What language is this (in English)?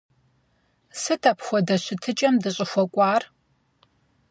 Kabardian